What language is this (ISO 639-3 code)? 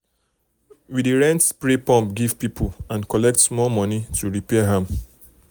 pcm